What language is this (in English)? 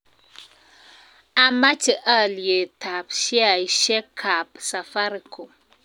Kalenjin